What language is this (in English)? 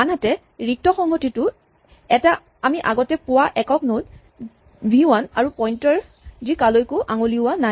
Assamese